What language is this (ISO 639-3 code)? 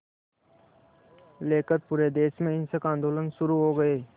hin